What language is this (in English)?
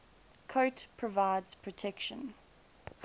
English